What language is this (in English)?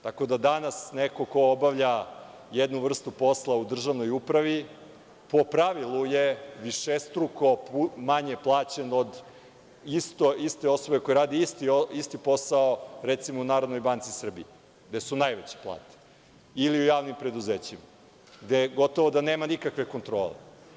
Serbian